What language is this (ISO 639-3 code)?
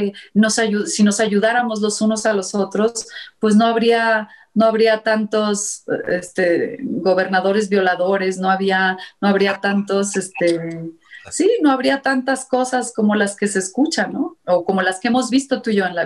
spa